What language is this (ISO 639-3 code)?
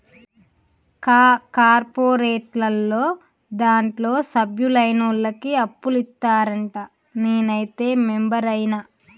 tel